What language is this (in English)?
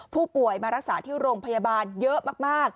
Thai